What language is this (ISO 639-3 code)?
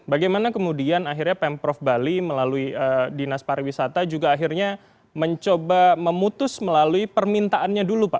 ind